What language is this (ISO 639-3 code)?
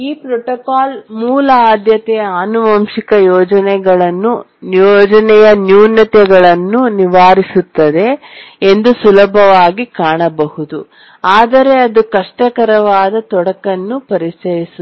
kan